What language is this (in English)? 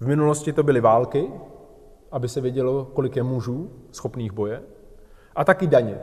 Czech